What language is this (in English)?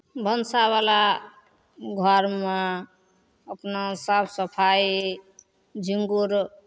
Maithili